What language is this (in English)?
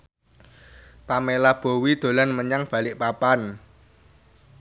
Javanese